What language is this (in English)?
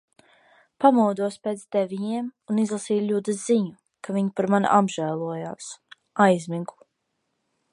Latvian